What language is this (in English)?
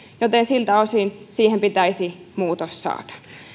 Finnish